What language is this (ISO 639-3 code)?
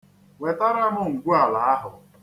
ibo